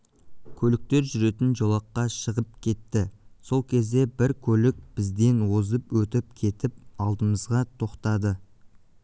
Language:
Kazakh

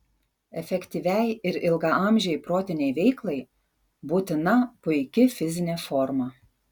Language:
Lithuanian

